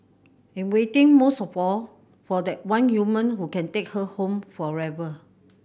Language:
English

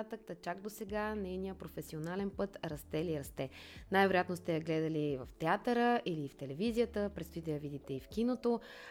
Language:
Bulgarian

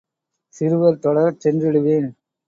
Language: Tamil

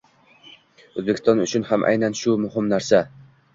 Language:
Uzbek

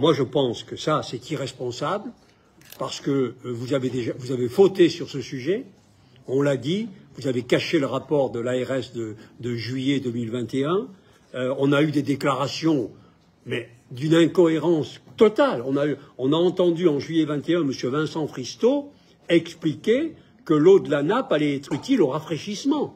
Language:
French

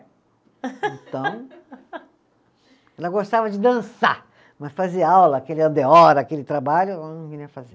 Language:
Portuguese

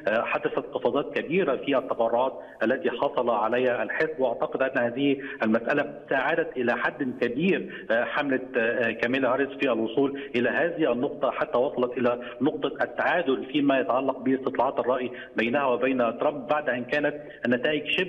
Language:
Arabic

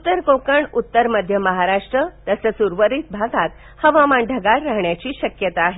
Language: Marathi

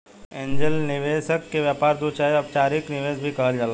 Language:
Bhojpuri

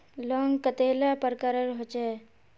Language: Magahi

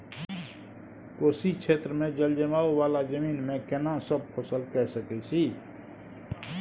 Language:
Maithili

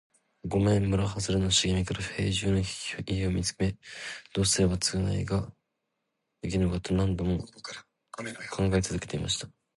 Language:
Japanese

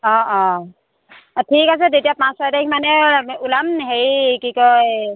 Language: Assamese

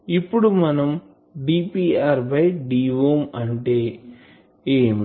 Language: Telugu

